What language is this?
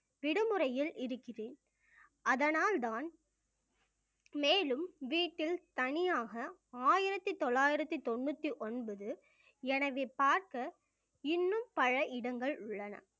Tamil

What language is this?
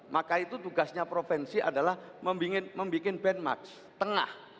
Indonesian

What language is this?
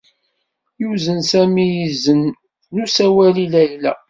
Kabyle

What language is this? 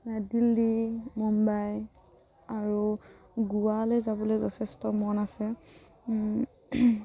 Assamese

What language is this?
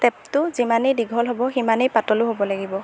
Assamese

